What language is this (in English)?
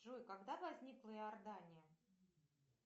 Russian